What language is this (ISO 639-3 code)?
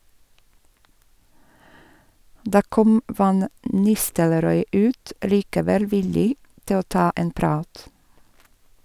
nor